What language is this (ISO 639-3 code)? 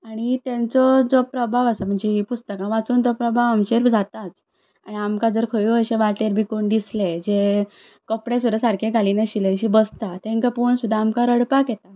kok